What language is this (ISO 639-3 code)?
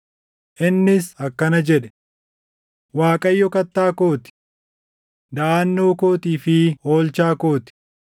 orm